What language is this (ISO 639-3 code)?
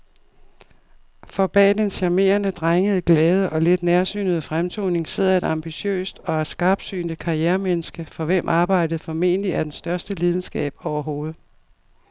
dan